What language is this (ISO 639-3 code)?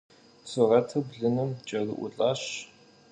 kbd